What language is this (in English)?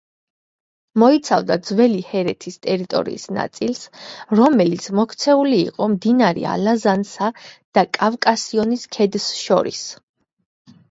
Georgian